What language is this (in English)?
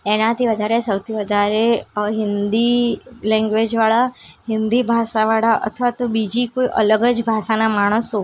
Gujarati